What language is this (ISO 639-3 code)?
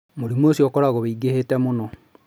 kik